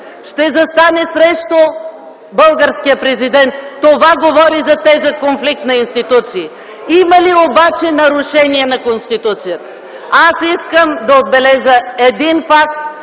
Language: Bulgarian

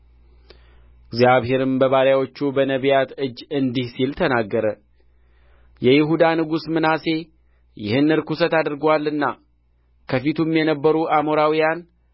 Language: Amharic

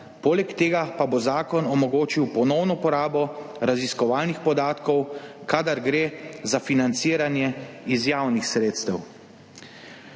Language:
Slovenian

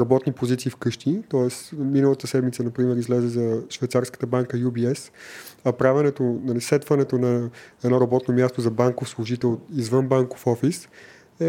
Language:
Bulgarian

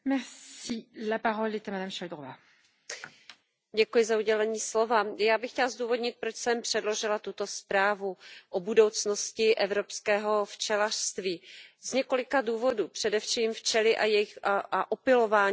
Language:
Czech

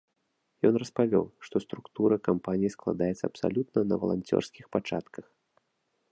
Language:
Belarusian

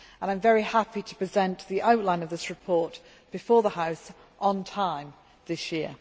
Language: English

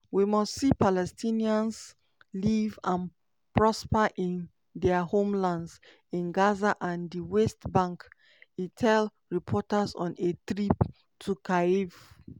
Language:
Nigerian Pidgin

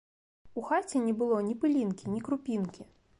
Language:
Belarusian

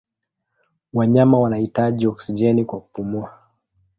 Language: Swahili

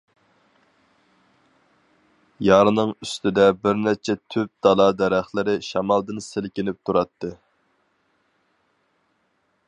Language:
Uyghur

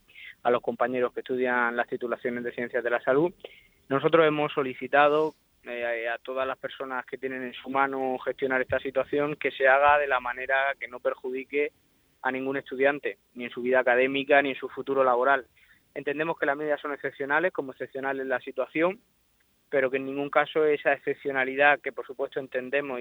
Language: Spanish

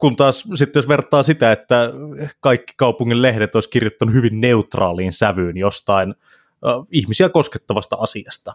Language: Finnish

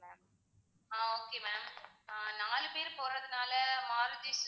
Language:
Tamil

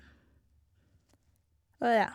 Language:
Norwegian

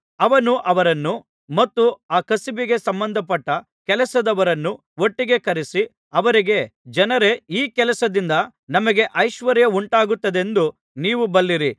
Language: Kannada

